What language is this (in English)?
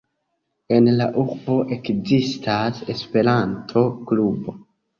Esperanto